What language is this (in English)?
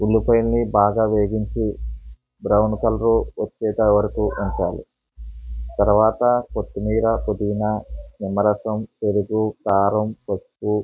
Telugu